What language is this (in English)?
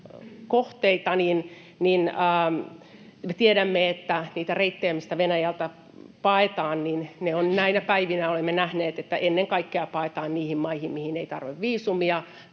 Finnish